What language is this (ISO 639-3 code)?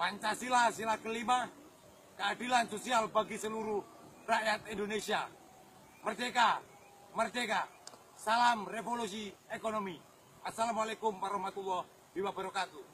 ind